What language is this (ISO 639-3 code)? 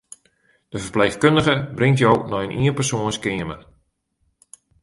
fry